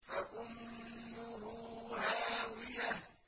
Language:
Arabic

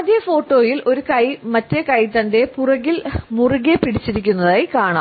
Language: Malayalam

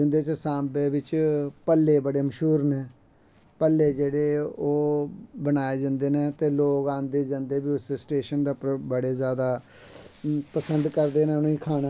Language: Dogri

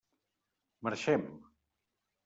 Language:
Catalan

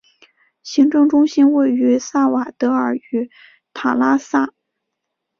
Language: Chinese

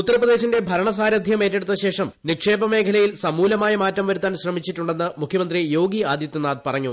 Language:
Malayalam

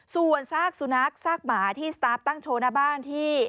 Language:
Thai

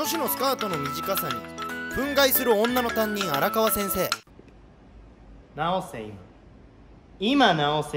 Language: Japanese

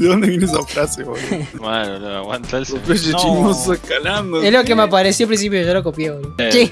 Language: Spanish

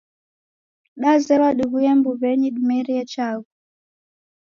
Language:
Taita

